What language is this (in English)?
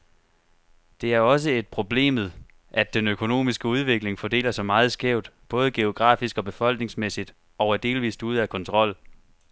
Danish